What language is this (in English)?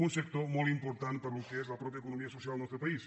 Catalan